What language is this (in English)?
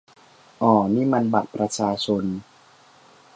Thai